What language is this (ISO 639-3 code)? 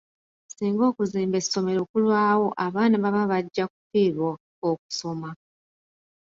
lug